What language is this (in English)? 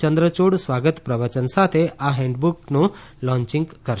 Gujarati